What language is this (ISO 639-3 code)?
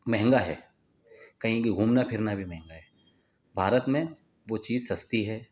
urd